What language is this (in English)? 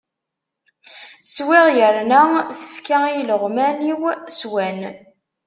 Kabyle